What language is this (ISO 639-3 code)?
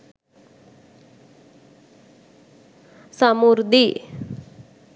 sin